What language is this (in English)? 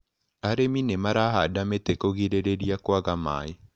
Kikuyu